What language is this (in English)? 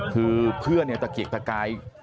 Thai